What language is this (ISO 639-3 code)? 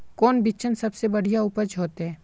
mag